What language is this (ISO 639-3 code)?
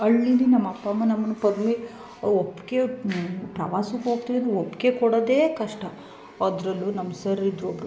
kan